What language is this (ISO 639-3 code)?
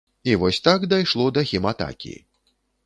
bel